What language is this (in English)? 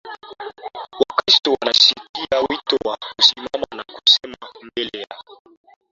Swahili